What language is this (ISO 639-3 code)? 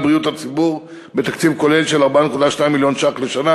heb